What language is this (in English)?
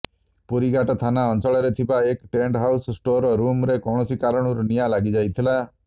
Odia